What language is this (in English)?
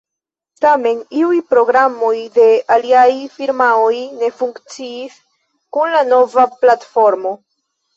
Esperanto